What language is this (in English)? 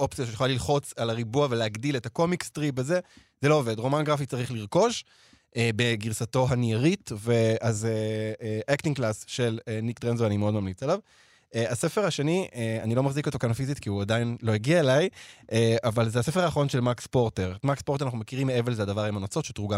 Hebrew